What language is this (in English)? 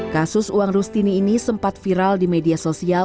Indonesian